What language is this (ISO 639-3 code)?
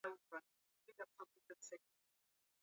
swa